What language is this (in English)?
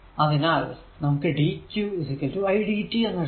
Malayalam